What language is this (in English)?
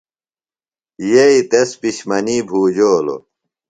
Phalura